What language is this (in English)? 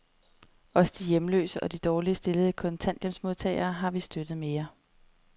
Danish